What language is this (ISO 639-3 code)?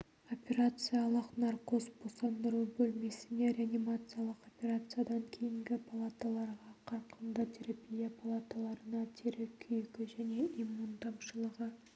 kaz